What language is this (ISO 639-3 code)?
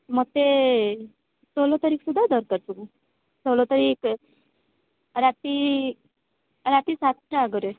ori